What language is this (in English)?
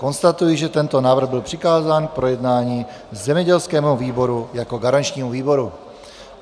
Czech